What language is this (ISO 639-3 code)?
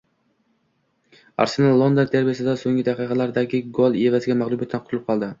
uzb